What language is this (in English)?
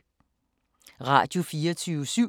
Danish